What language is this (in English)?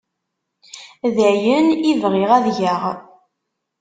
Kabyle